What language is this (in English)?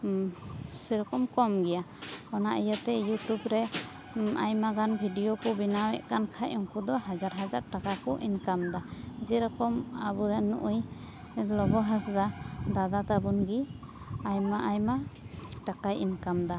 Santali